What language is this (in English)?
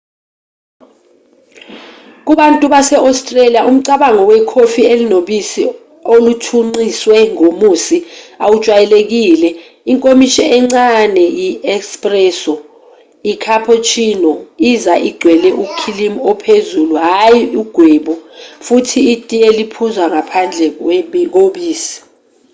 Zulu